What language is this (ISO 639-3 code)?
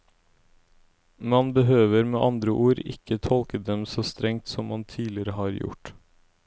nor